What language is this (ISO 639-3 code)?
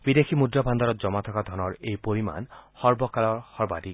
asm